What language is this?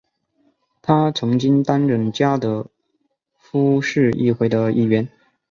Chinese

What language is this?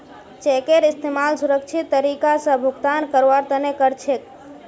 Magahi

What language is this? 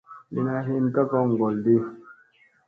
Musey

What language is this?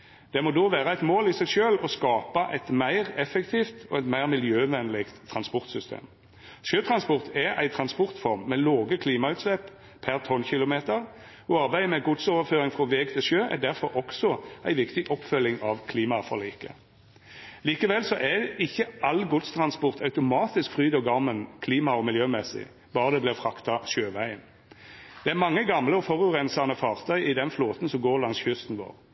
Norwegian Nynorsk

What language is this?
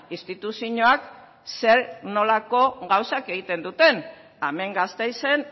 Basque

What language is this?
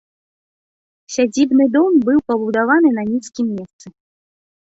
Belarusian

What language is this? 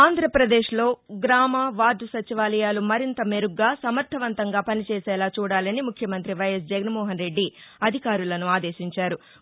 Telugu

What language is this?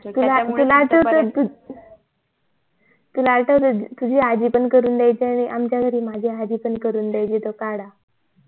Marathi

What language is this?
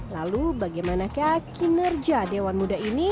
Indonesian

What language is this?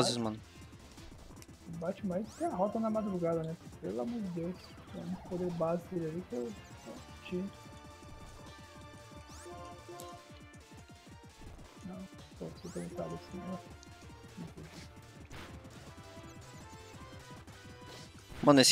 Portuguese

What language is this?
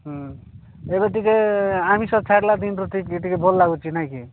Odia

